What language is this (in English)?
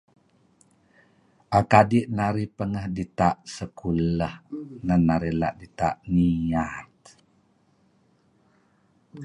Kelabit